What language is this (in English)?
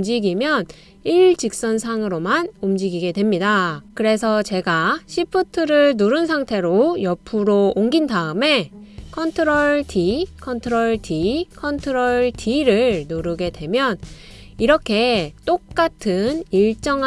Korean